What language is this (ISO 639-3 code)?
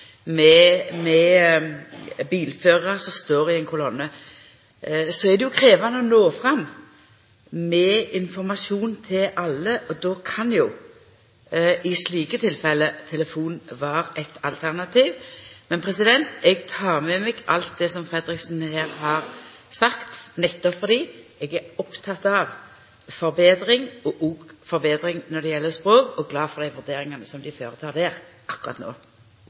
nno